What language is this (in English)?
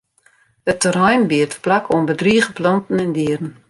Western Frisian